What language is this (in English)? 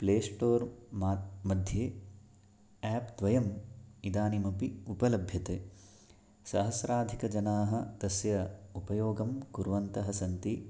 Sanskrit